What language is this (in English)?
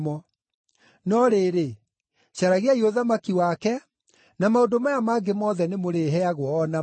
Kikuyu